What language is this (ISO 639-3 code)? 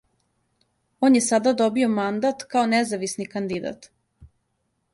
srp